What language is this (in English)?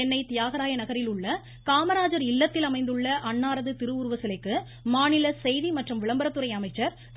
Tamil